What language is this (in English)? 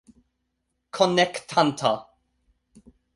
Esperanto